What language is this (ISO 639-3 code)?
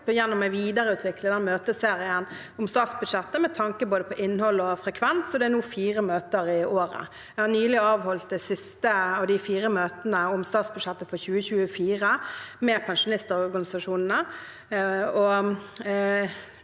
nor